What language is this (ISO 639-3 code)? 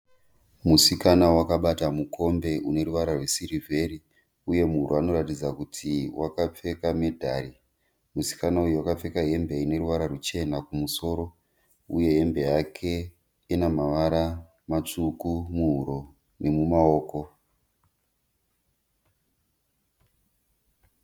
sna